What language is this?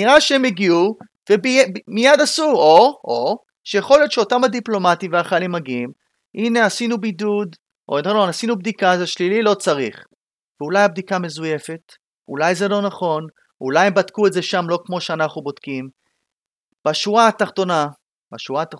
Hebrew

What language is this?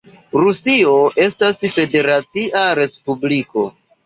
Esperanto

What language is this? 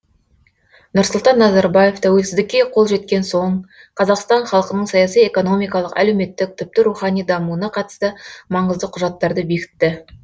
Kazakh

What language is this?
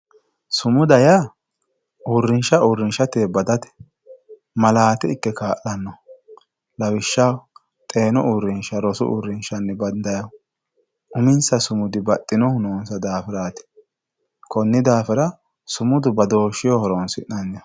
Sidamo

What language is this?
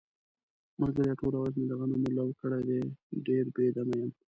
Pashto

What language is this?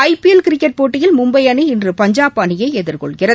Tamil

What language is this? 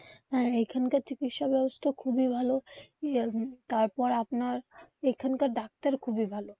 Bangla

